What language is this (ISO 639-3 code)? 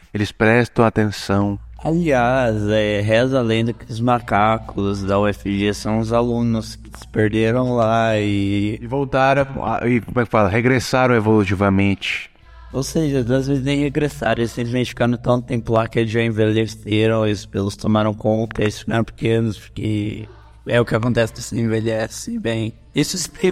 por